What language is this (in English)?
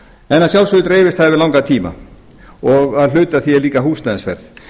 Icelandic